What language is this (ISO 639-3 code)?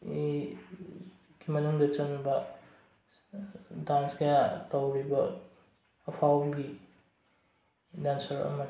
mni